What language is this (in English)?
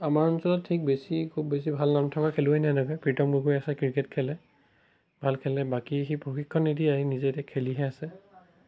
Assamese